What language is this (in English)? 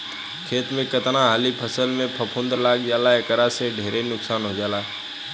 Bhojpuri